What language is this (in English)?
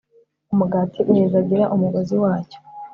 Kinyarwanda